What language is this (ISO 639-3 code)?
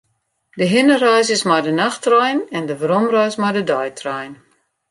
fry